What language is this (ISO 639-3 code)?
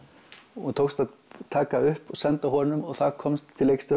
isl